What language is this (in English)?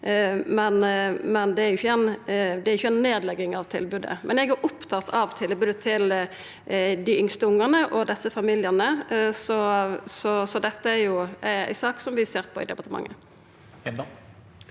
Norwegian